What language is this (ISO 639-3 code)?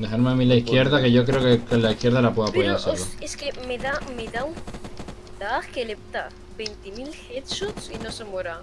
spa